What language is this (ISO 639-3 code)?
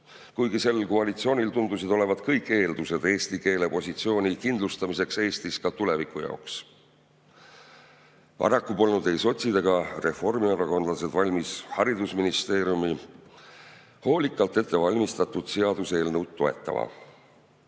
est